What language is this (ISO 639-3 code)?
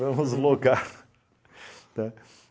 por